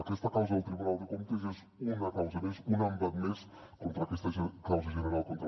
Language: Catalan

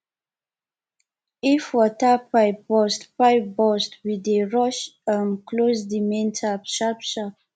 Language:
Nigerian Pidgin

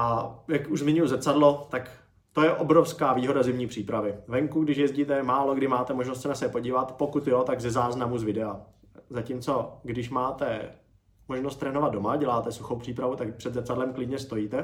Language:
Czech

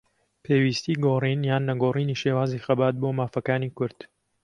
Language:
Central Kurdish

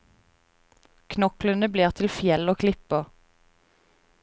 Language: Norwegian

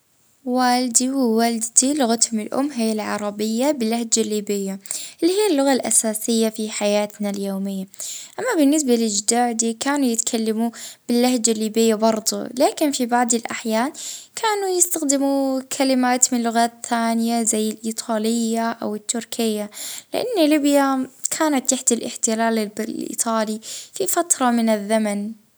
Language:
Libyan Arabic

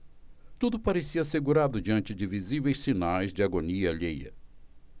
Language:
Portuguese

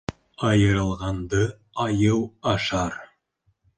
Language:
Bashkir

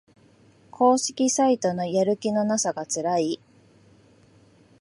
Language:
Japanese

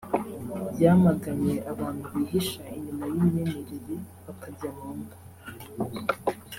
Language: Kinyarwanda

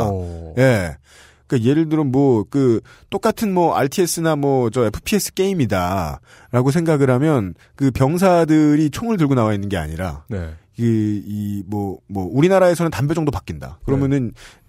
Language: Korean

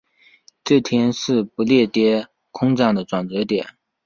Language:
Chinese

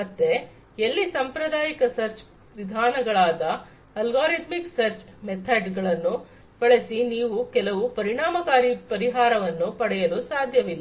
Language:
Kannada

